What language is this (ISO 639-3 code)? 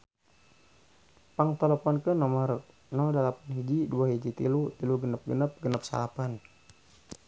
sun